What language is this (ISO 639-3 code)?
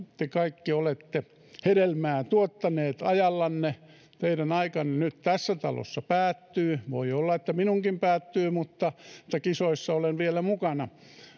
fin